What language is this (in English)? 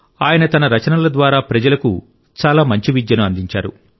Telugu